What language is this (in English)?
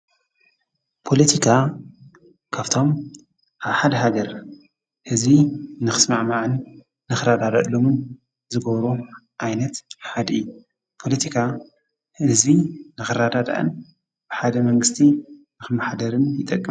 Tigrinya